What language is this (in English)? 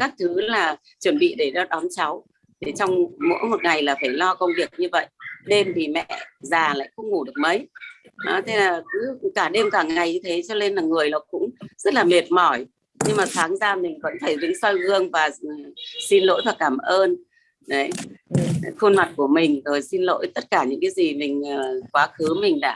Vietnamese